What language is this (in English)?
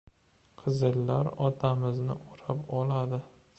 Uzbek